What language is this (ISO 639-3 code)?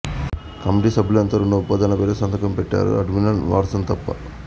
tel